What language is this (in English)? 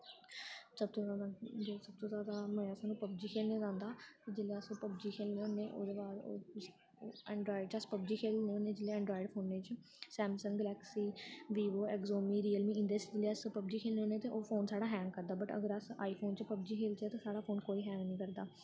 Dogri